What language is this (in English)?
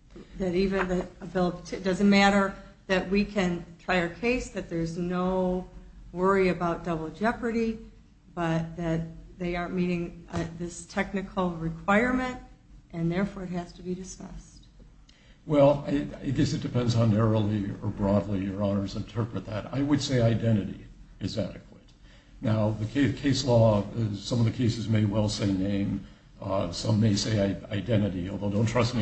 English